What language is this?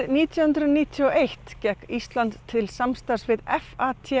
Icelandic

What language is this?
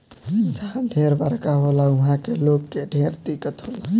Bhojpuri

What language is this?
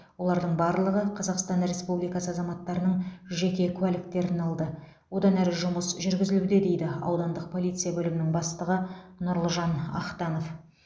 Kazakh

